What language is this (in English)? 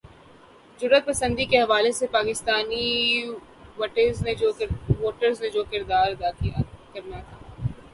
Urdu